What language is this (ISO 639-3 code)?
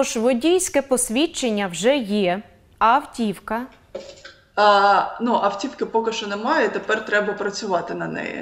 ukr